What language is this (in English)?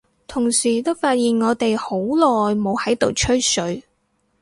Cantonese